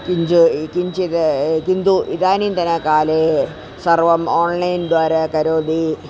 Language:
Sanskrit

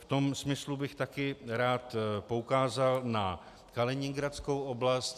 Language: Czech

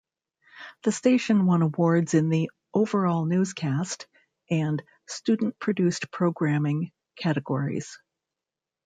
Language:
English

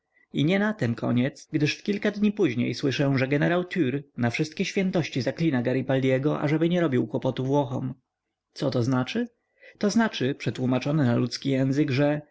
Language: Polish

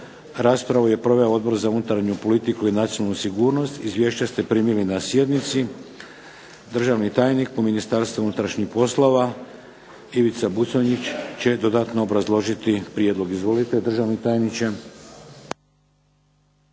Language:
Croatian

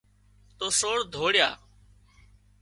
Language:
Wadiyara Koli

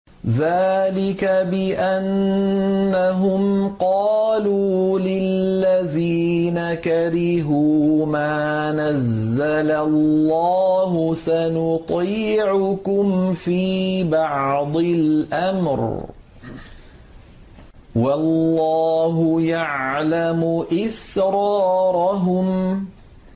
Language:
Arabic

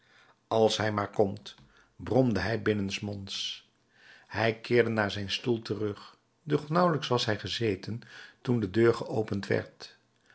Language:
Dutch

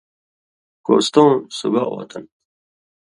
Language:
Indus Kohistani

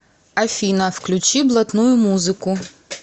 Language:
Russian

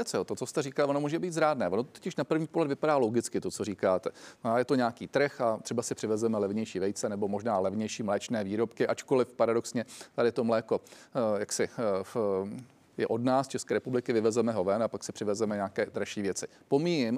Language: Czech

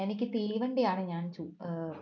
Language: Malayalam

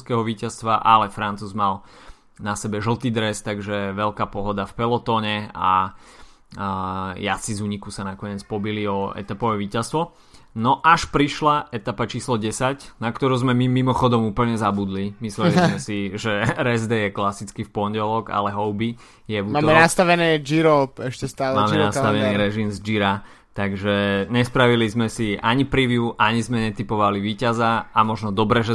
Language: Slovak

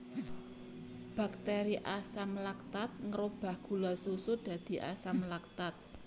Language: Javanese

